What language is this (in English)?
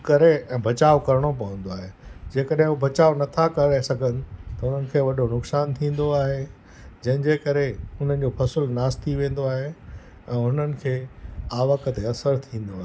Sindhi